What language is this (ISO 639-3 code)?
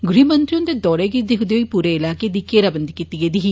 doi